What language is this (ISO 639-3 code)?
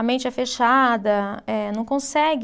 por